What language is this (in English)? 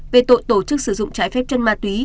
Vietnamese